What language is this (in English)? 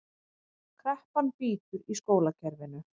Icelandic